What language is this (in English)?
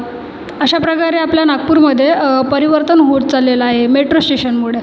Marathi